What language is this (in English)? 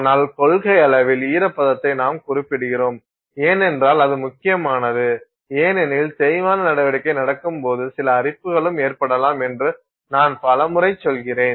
Tamil